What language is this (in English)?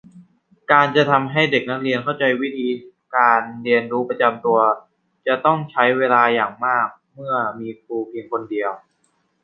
Thai